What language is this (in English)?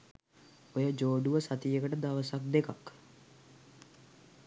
Sinhala